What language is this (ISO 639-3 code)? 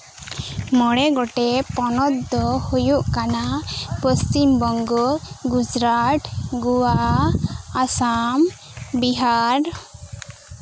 sat